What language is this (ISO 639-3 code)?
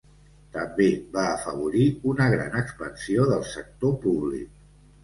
cat